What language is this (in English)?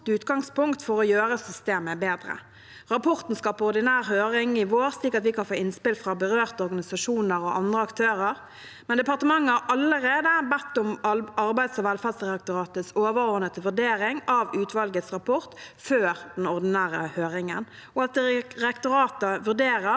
Norwegian